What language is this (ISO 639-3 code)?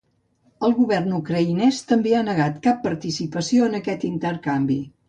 cat